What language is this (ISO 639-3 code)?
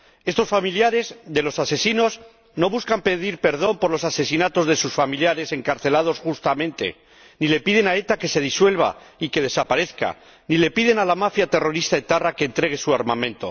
spa